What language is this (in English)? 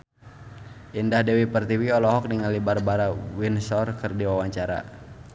Sundanese